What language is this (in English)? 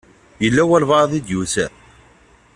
Kabyle